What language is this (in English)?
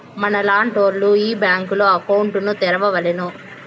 Telugu